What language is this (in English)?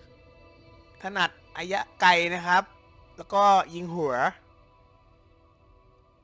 Thai